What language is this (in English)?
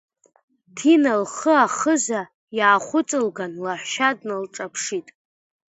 Abkhazian